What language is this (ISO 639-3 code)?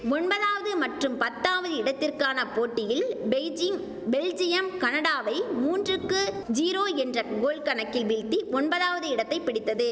tam